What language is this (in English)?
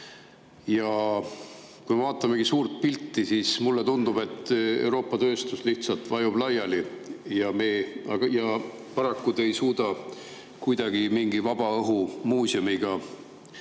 Estonian